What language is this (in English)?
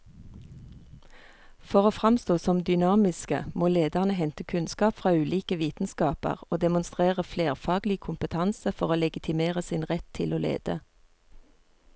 Norwegian